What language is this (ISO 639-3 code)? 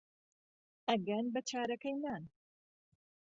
ckb